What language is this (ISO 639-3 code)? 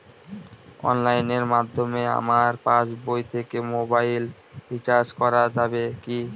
ben